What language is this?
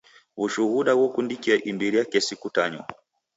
Taita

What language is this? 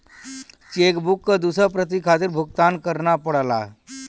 Bhojpuri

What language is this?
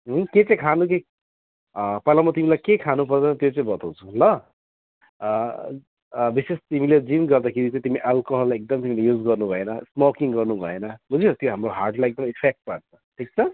Nepali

